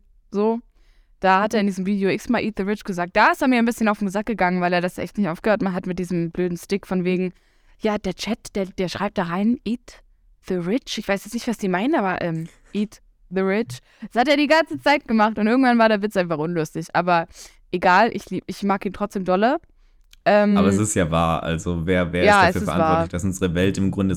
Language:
German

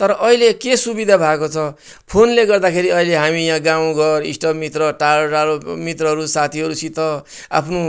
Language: Nepali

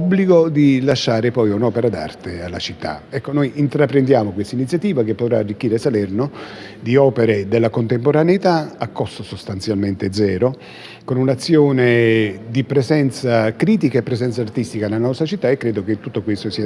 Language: Italian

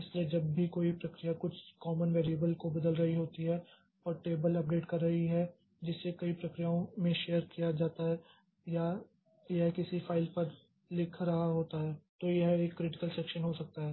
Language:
Hindi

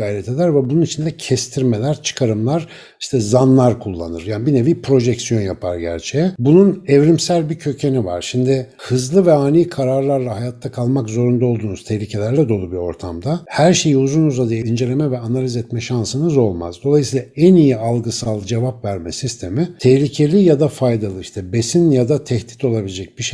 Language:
Turkish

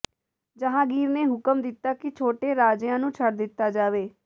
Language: Punjabi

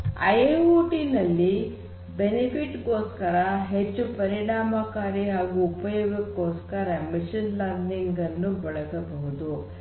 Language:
Kannada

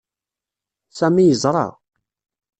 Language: Kabyle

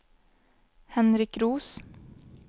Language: Swedish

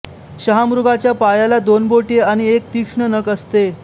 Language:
Marathi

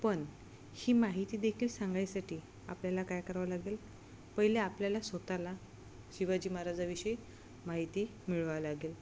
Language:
Marathi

